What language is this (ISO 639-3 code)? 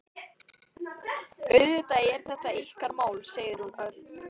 isl